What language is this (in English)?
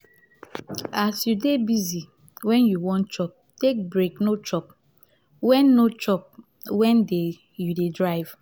Nigerian Pidgin